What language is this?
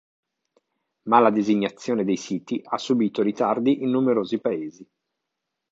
Italian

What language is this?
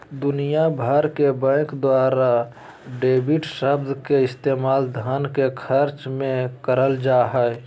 Magahi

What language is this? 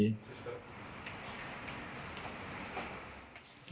Indonesian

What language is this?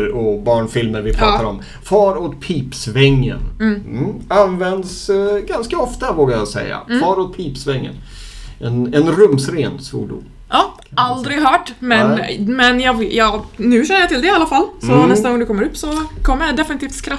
Swedish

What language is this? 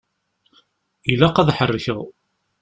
Kabyle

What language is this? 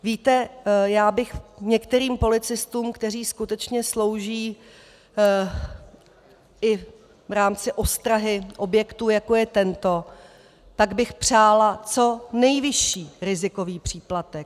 Czech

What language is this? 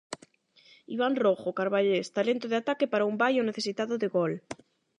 Galician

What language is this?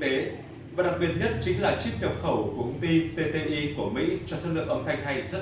Vietnamese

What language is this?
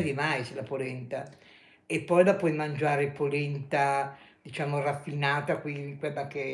Italian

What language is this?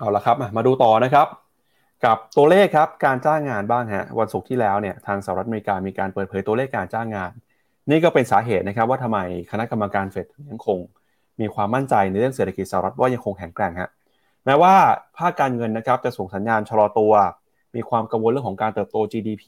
Thai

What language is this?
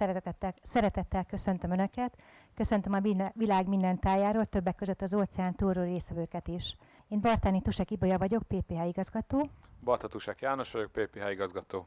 Hungarian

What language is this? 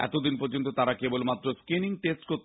Bangla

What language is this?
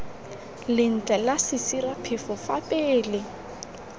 Tswana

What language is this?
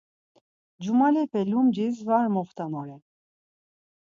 Laz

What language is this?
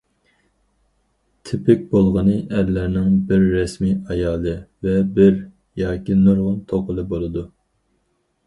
Uyghur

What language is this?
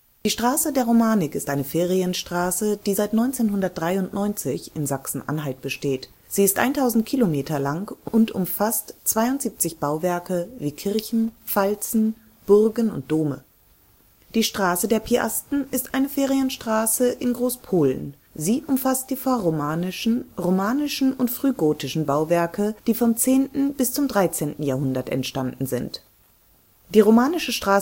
German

